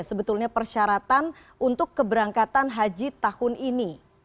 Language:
Indonesian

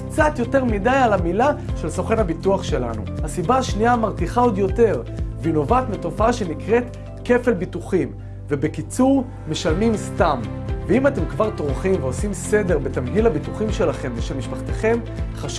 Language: Hebrew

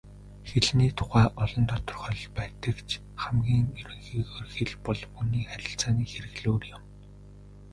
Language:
Mongolian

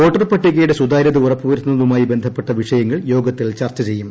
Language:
Malayalam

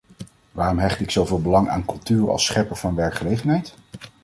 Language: Dutch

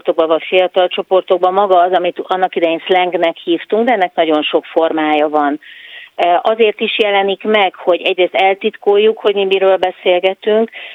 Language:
Hungarian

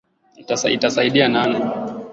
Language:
Swahili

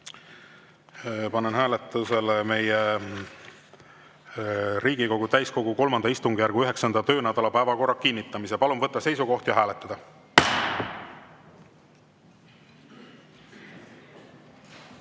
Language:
Estonian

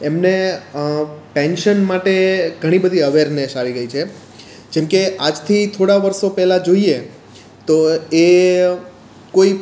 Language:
Gujarati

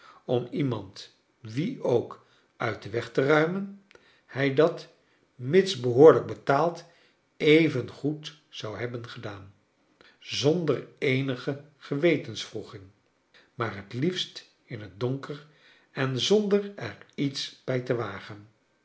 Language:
Dutch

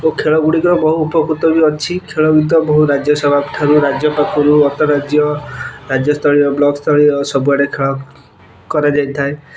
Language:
Odia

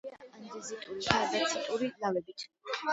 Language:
Georgian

